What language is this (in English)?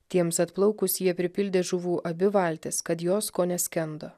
Lithuanian